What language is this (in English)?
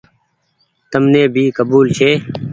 Goaria